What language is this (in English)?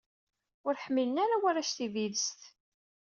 Kabyle